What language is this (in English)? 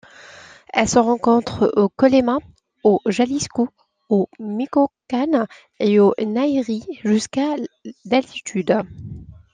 French